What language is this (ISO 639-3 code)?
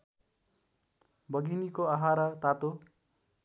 nep